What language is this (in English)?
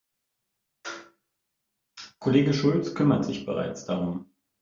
German